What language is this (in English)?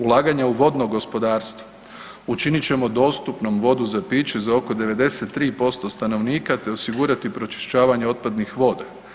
Croatian